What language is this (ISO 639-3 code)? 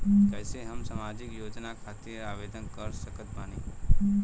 bho